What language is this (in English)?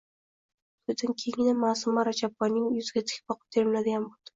Uzbek